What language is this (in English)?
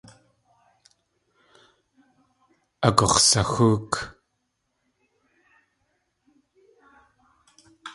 Tlingit